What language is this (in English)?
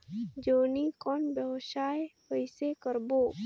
Chhattisgarhi